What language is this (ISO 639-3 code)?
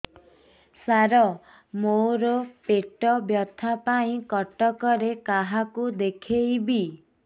ori